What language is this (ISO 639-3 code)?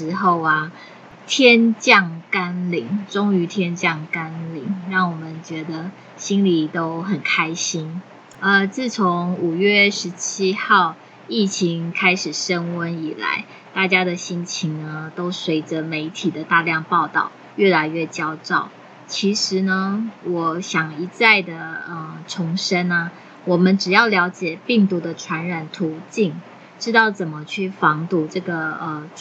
zho